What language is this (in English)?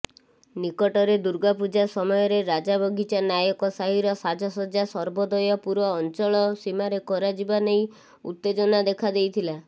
Odia